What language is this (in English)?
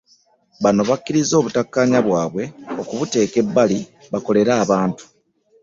Ganda